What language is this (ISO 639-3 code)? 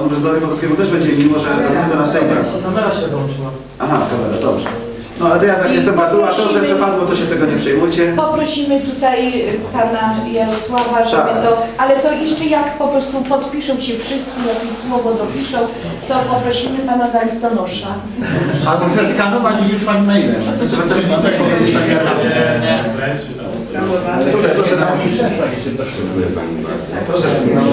pol